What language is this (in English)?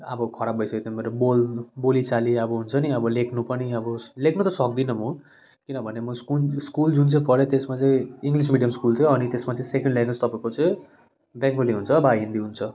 Nepali